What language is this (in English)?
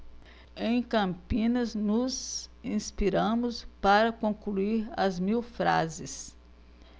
Portuguese